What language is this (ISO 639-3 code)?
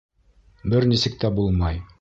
bak